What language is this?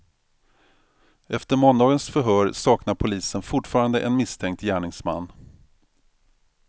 Swedish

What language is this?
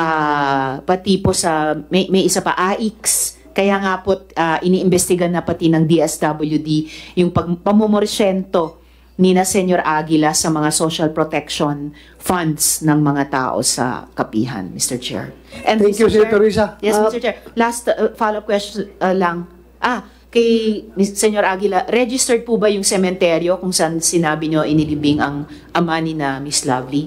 Filipino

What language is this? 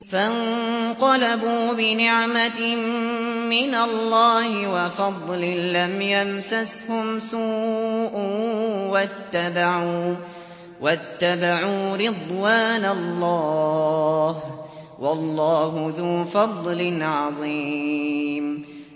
Arabic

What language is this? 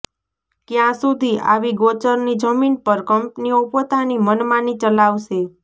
Gujarati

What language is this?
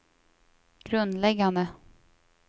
Swedish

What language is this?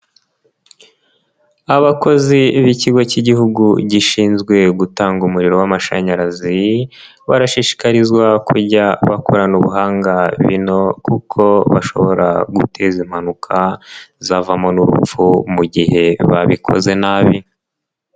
Kinyarwanda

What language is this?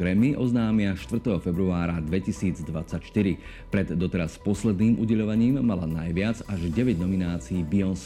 Slovak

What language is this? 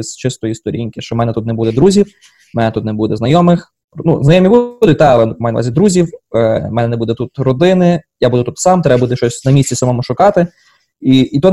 Ukrainian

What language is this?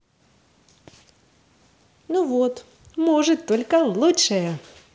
Russian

